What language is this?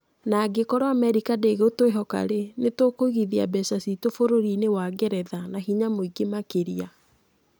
Kikuyu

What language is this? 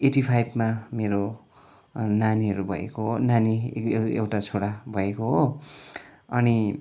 Nepali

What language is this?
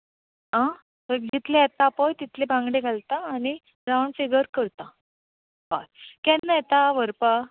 Konkani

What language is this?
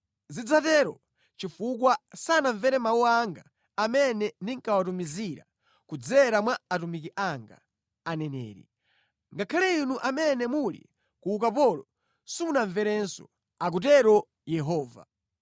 Nyanja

